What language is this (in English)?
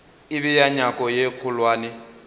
Northern Sotho